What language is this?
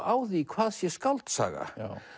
Icelandic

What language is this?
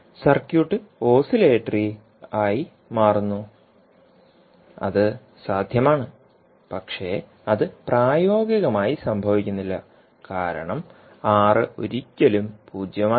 Malayalam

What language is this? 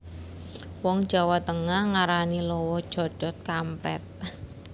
Javanese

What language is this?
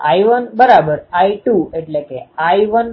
Gujarati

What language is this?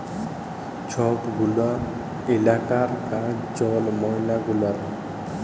Bangla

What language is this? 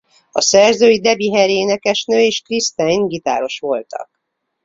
Hungarian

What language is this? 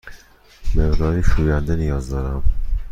Persian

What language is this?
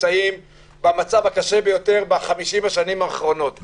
Hebrew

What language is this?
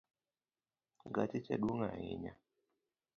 Luo (Kenya and Tanzania)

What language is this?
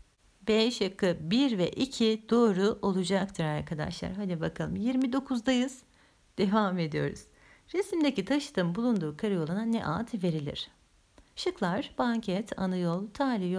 Turkish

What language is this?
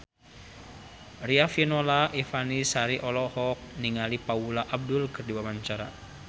Sundanese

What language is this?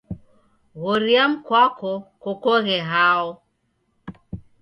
Taita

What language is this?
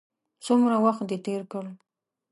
Pashto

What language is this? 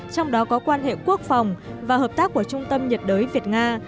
Vietnamese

